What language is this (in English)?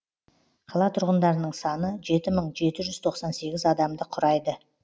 Kazakh